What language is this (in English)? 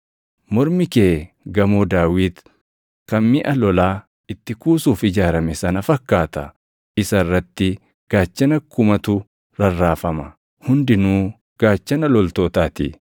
Oromo